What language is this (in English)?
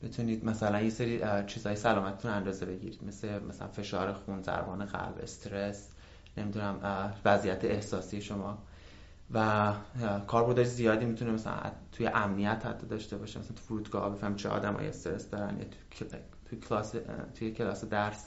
Persian